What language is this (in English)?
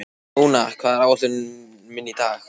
Icelandic